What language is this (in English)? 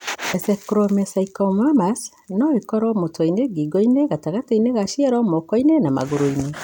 Kikuyu